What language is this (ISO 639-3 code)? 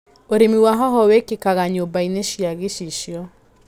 kik